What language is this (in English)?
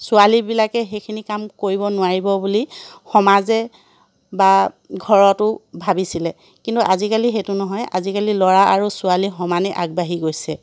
Assamese